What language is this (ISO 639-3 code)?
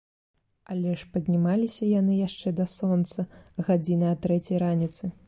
bel